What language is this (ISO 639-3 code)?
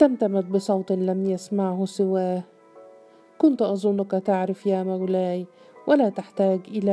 ara